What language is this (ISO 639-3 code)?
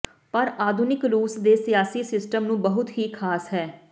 pan